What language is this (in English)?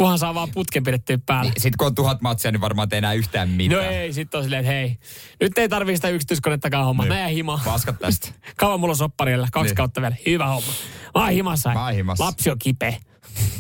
Finnish